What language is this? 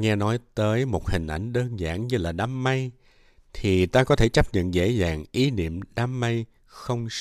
Vietnamese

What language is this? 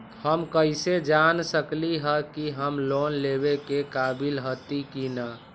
Magahi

